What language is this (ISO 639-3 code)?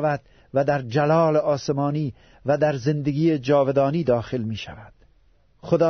fas